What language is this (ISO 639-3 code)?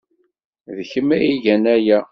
kab